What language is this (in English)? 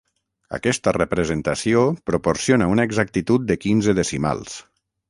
Catalan